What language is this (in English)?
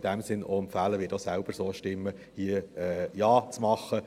Swiss German